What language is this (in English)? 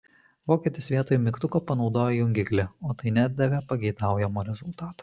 Lithuanian